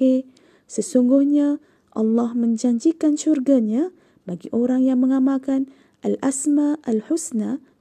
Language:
Malay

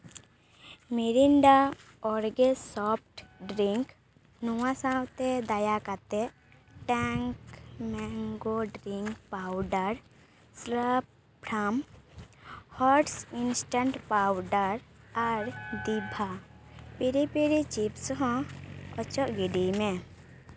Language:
Santali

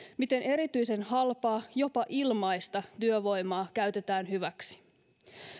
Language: Finnish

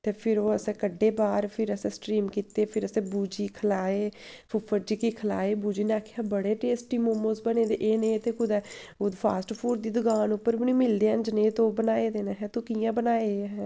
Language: Dogri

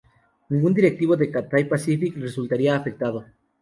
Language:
Spanish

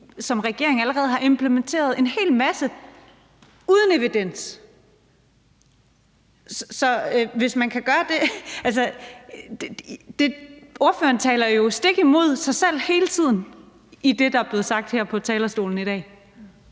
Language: Danish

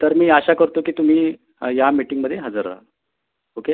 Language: Marathi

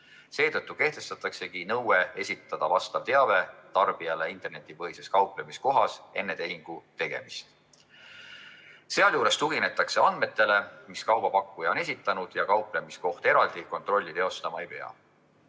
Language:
Estonian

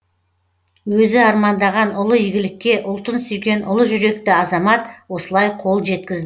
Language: Kazakh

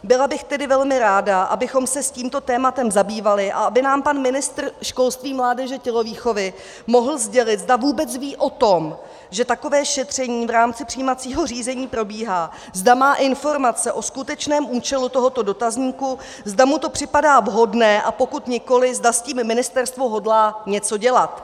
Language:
Czech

